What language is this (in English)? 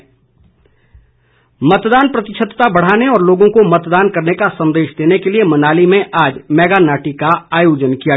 Hindi